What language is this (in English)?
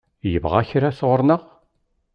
Kabyle